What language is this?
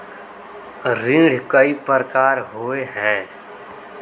Magahi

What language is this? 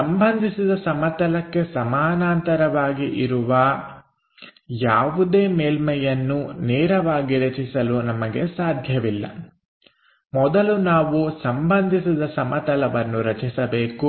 Kannada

